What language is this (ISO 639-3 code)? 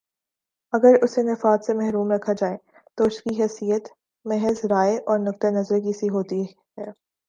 urd